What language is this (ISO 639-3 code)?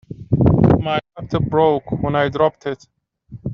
eng